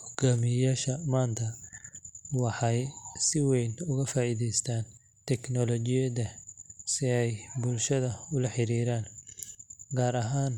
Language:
Somali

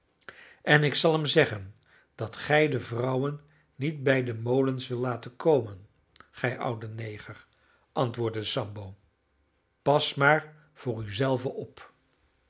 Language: Dutch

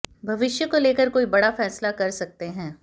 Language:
Hindi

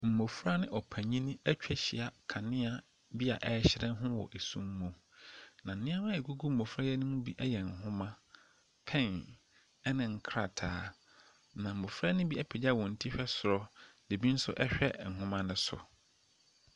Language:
Akan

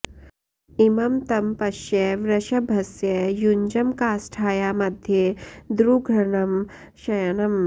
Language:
Sanskrit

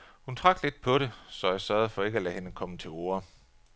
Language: Danish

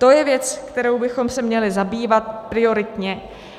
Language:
Czech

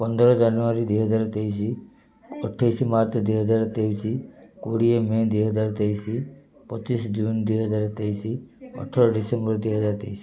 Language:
Odia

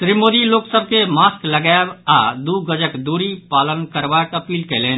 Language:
Maithili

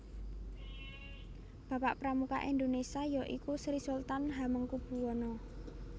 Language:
Javanese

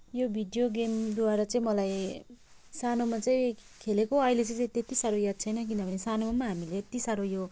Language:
Nepali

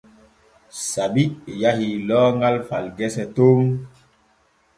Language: Borgu Fulfulde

